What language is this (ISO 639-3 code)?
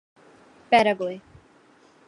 urd